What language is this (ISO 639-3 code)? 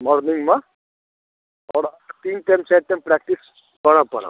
mai